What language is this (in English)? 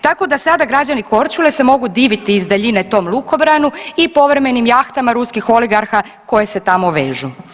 Croatian